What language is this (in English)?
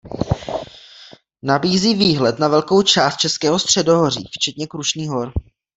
Czech